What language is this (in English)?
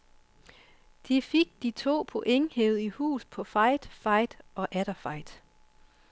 Danish